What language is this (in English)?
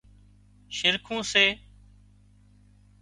Wadiyara Koli